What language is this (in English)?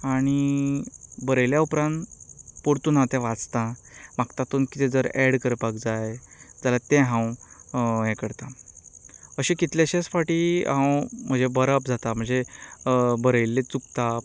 Konkani